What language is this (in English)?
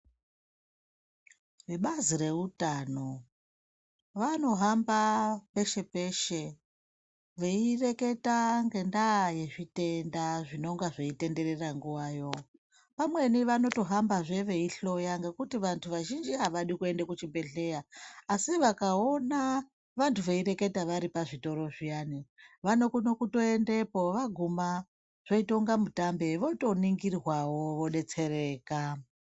Ndau